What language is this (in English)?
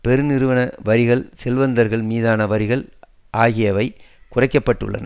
Tamil